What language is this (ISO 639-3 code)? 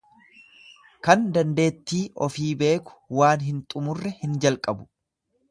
orm